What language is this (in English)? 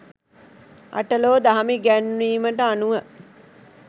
Sinhala